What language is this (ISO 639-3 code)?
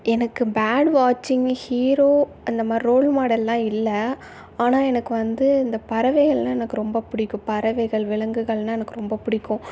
tam